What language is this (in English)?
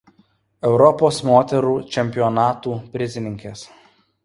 Lithuanian